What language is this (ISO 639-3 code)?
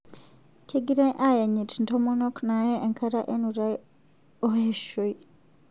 mas